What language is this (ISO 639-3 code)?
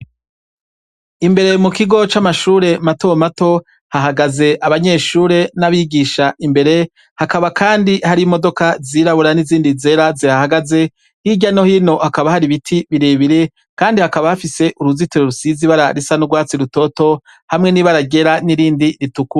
run